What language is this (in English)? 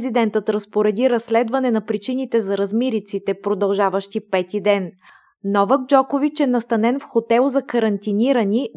Bulgarian